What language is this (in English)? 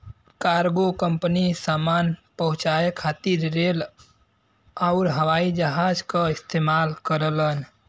Bhojpuri